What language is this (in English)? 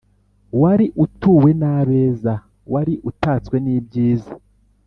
Kinyarwanda